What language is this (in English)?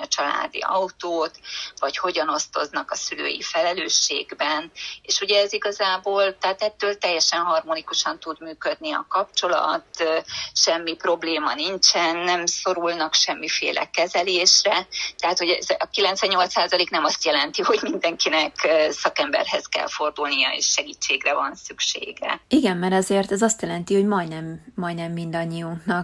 Hungarian